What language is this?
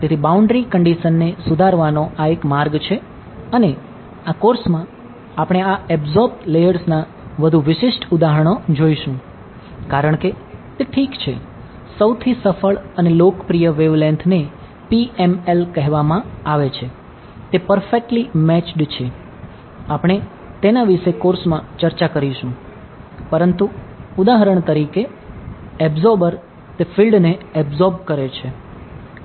Gujarati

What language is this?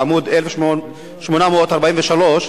Hebrew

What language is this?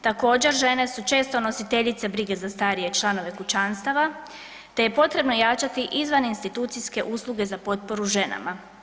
Croatian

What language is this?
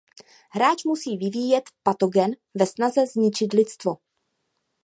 Czech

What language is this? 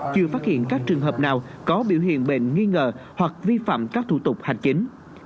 Vietnamese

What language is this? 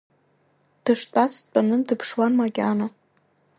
Abkhazian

